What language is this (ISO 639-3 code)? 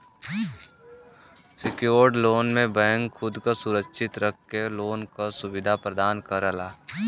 bho